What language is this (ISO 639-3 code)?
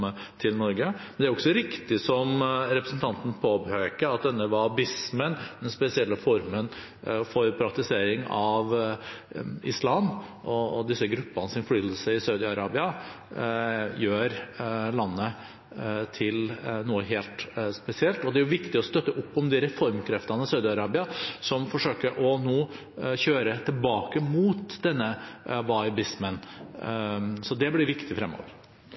nob